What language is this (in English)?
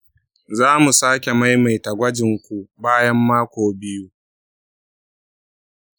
Hausa